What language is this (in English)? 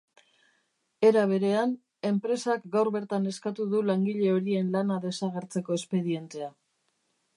Basque